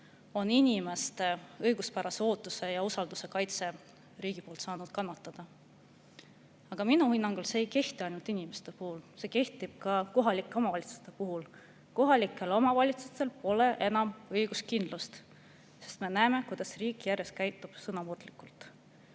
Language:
Estonian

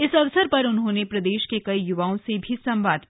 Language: Hindi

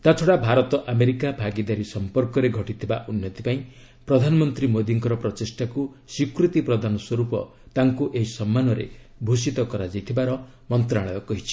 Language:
Odia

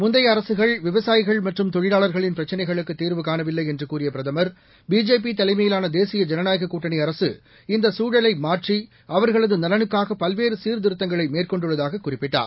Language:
Tamil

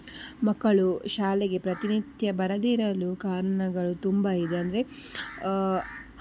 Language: Kannada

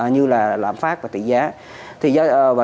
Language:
Vietnamese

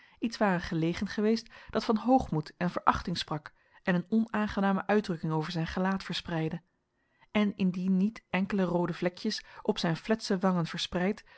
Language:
Dutch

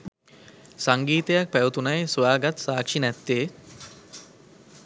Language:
Sinhala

